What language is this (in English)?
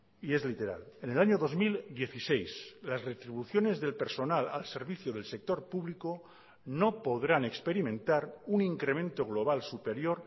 Spanish